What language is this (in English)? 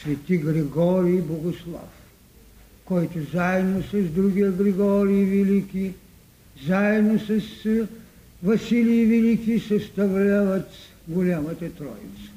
Bulgarian